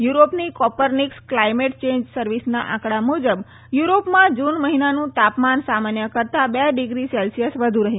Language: Gujarati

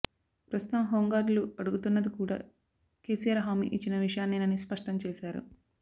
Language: Telugu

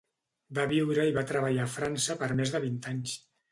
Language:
Catalan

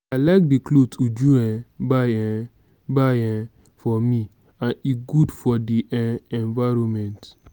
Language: Nigerian Pidgin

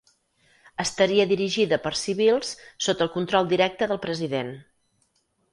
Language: Catalan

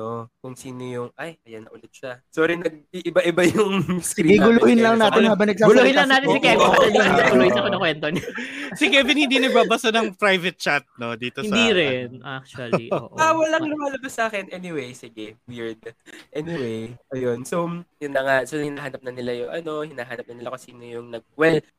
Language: Filipino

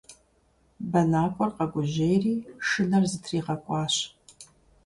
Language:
Kabardian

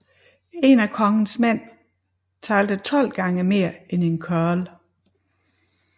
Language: Danish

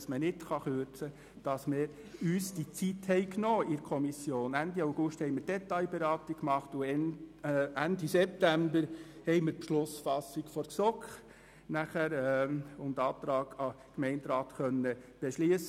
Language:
Swiss German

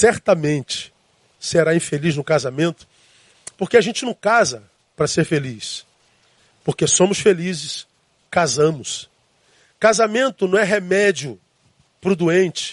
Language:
Portuguese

